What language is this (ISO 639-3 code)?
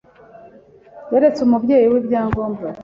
kin